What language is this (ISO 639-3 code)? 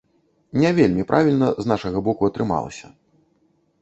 bel